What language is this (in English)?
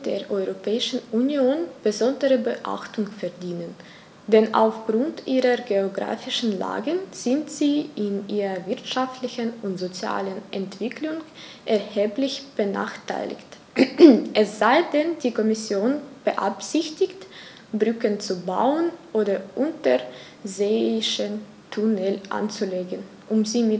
German